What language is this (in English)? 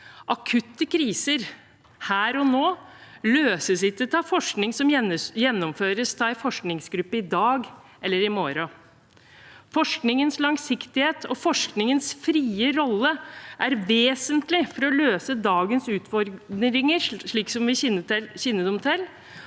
Norwegian